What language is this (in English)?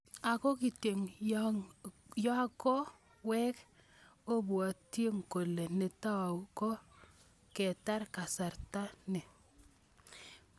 Kalenjin